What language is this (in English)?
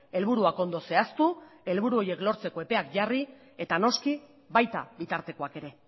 Basque